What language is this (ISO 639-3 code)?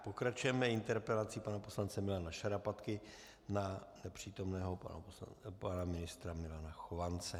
ces